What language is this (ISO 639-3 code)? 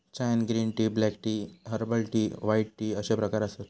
mar